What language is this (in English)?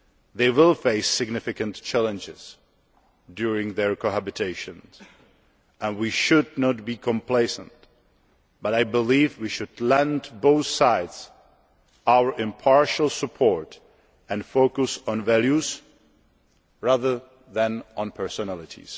English